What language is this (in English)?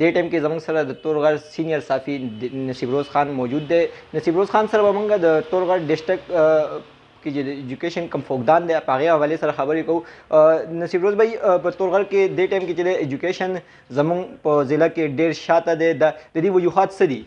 Pashto